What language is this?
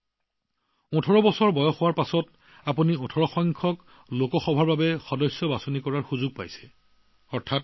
Assamese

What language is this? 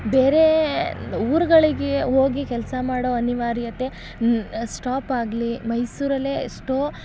Kannada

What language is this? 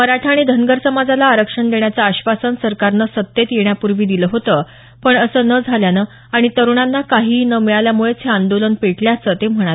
Marathi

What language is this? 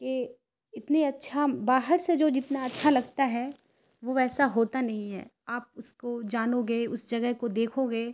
Urdu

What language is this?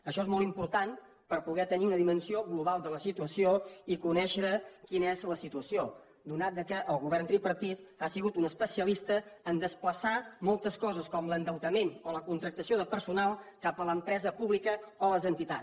Catalan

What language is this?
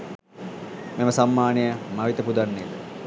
Sinhala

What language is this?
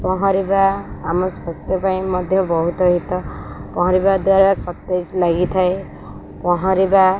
Odia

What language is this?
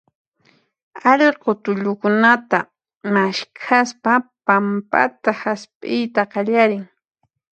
Puno Quechua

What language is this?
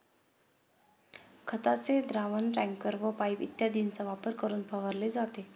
Marathi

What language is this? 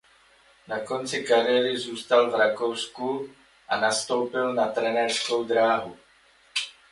Czech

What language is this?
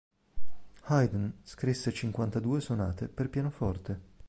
Italian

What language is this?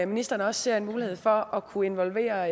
Danish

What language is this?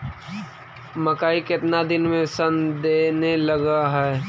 Magahi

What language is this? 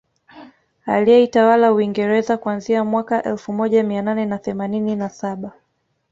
Swahili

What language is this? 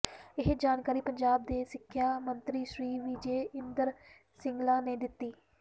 Punjabi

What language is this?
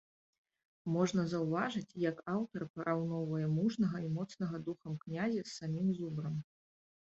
Belarusian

